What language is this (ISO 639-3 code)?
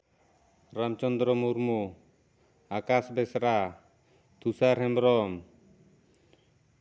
sat